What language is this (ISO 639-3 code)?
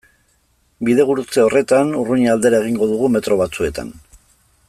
eus